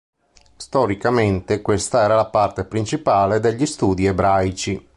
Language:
Italian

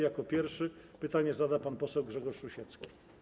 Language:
Polish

